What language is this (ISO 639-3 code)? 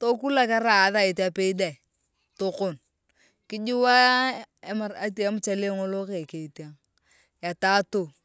tuv